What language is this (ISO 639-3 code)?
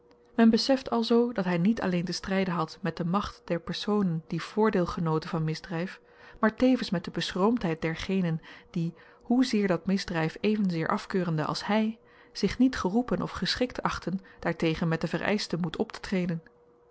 nld